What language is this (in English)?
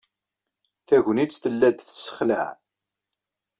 Kabyle